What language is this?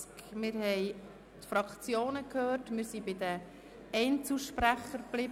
Swiss German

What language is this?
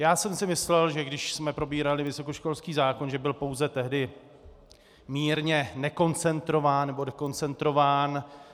Czech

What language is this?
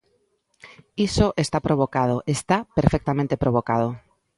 Galician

